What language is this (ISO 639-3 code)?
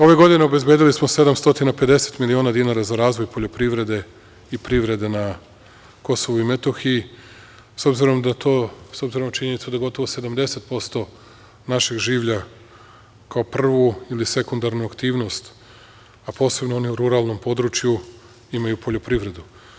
srp